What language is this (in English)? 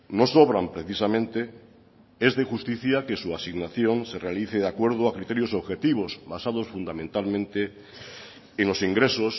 Spanish